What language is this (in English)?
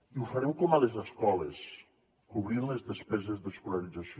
Catalan